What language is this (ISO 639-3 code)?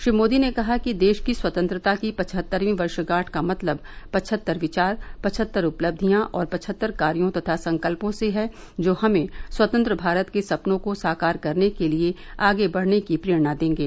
hin